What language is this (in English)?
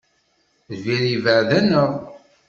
Kabyle